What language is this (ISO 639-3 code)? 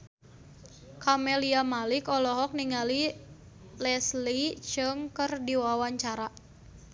sun